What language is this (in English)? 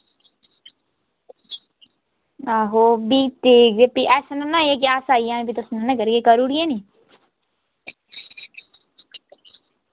Dogri